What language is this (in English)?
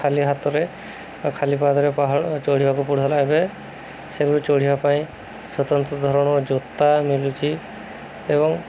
Odia